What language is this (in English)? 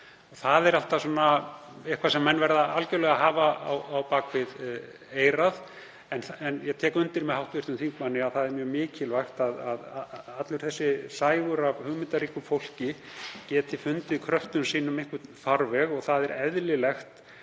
Icelandic